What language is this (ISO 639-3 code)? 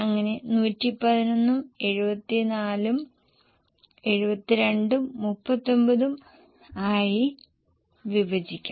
mal